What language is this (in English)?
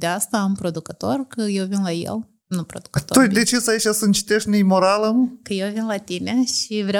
Romanian